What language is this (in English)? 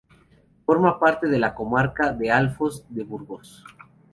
Spanish